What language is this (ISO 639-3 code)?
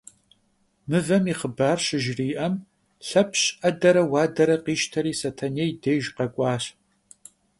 kbd